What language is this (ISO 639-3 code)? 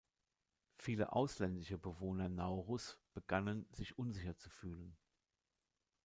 deu